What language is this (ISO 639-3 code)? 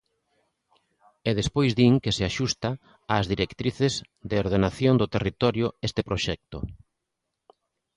glg